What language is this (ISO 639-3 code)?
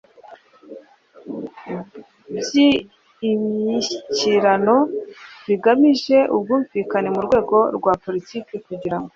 kin